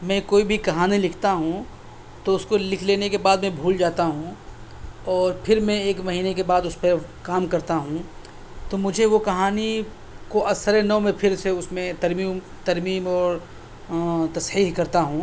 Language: Urdu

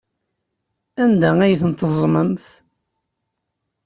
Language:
Kabyle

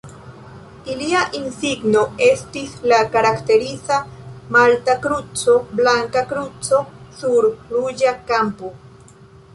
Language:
Esperanto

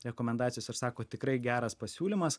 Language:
Lithuanian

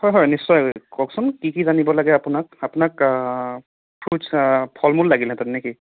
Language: Assamese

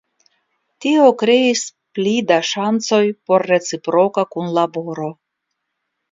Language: Esperanto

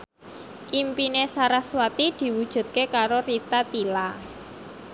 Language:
Javanese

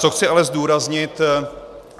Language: Czech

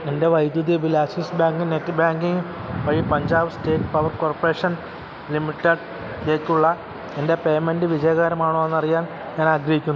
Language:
Malayalam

